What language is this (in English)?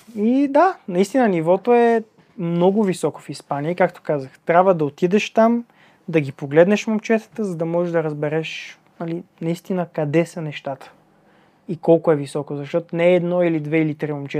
Bulgarian